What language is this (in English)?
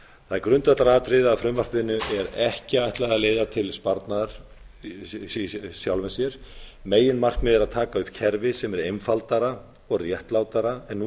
Icelandic